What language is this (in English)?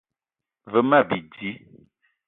Eton (Cameroon)